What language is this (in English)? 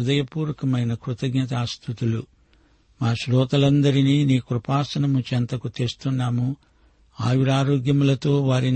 Telugu